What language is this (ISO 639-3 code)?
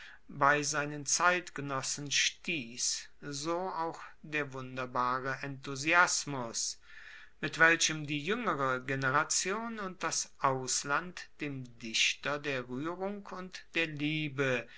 deu